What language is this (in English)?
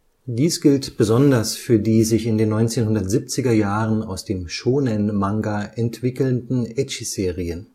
German